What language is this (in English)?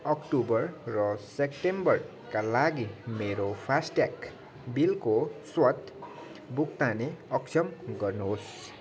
Nepali